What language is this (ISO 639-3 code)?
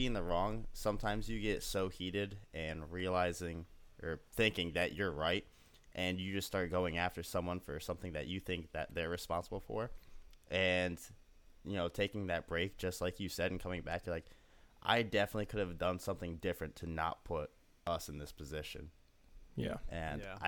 eng